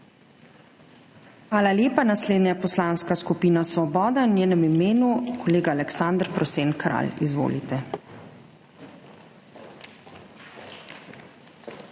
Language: Slovenian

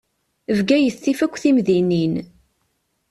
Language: Kabyle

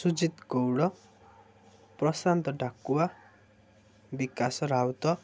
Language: Odia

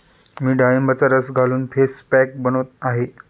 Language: Marathi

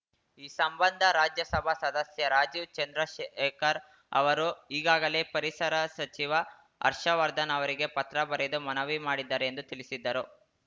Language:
Kannada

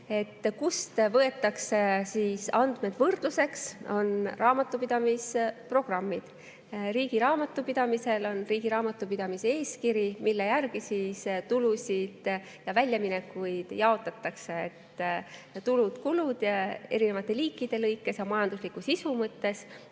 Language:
Estonian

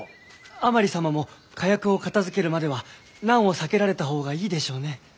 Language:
Japanese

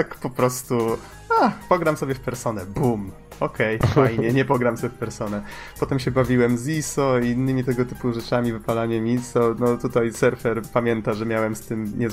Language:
Polish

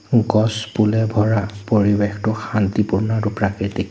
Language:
Assamese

